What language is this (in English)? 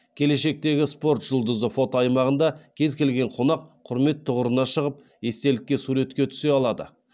Kazakh